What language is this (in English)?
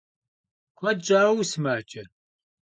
Kabardian